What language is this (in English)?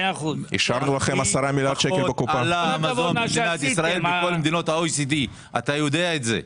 Hebrew